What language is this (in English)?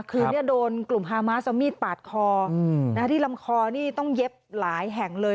Thai